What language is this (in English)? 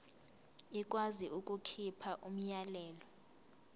Zulu